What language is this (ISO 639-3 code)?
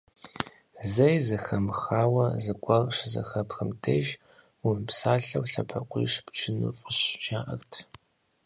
kbd